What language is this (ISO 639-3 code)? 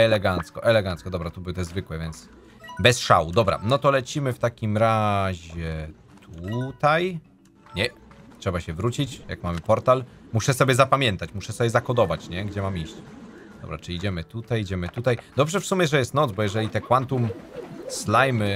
pol